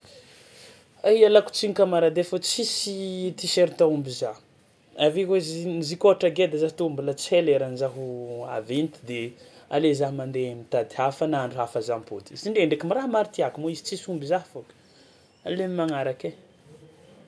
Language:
Tsimihety Malagasy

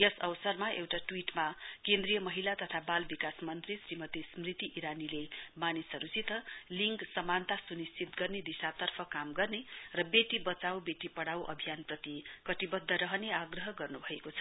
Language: Nepali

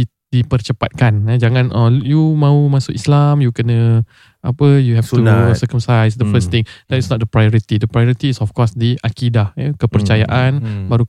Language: Malay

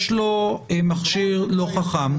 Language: Hebrew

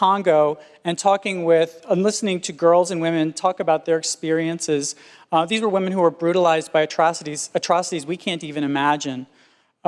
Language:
English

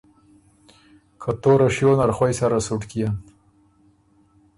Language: Ormuri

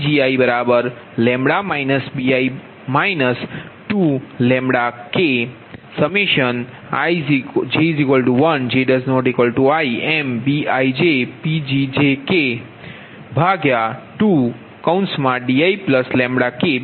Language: Gujarati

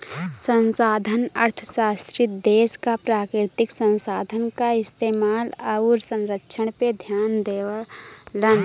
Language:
Bhojpuri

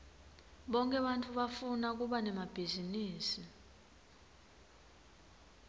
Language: Swati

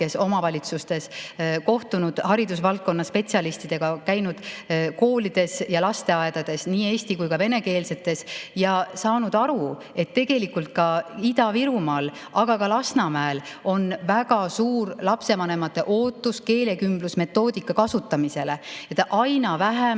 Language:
Estonian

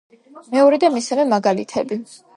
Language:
Georgian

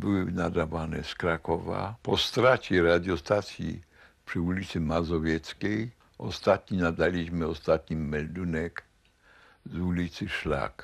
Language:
Polish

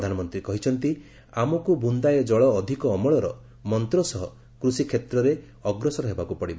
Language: Odia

